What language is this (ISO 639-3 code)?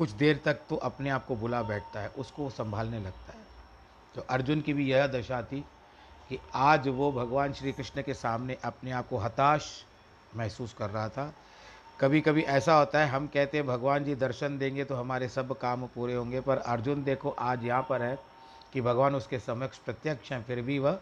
hin